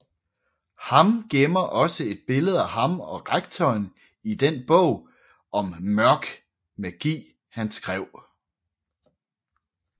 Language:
Danish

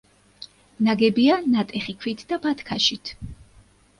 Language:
Georgian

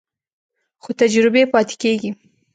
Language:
Pashto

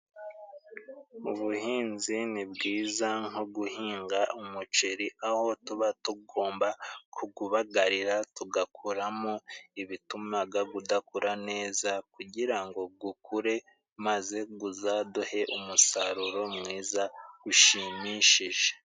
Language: Kinyarwanda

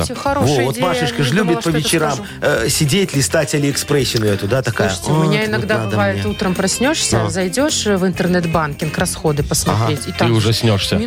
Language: Russian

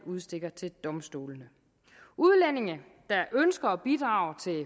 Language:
Danish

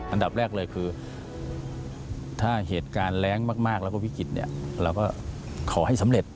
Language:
Thai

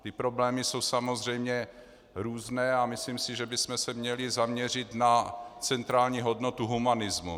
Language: Czech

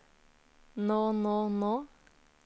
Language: Norwegian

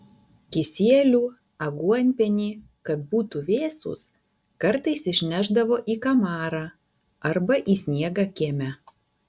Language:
Lithuanian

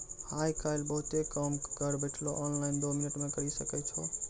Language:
Maithili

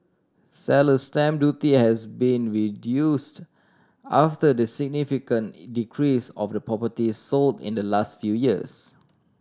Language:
English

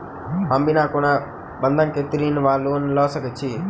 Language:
Maithili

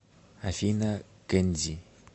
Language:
Russian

